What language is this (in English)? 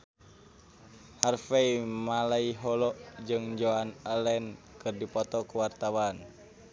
Sundanese